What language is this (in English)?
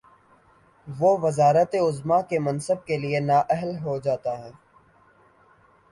Urdu